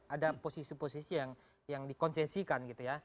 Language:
Indonesian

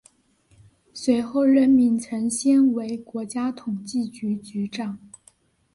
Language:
Chinese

